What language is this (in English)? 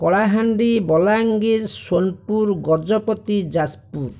Odia